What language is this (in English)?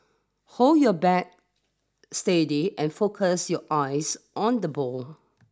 English